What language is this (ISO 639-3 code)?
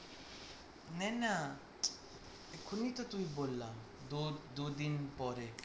ben